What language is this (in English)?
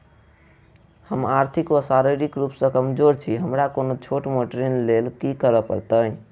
Maithili